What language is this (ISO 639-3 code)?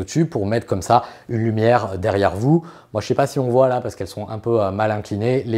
fra